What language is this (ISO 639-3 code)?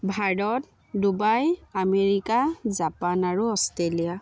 asm